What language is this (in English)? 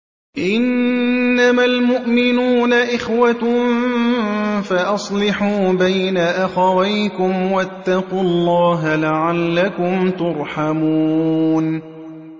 Arabic